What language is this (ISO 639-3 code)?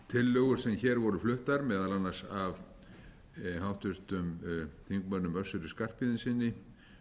isl